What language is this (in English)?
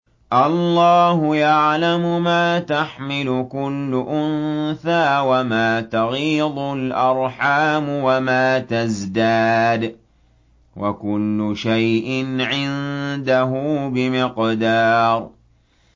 Arabic